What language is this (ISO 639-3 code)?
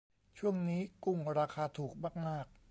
tha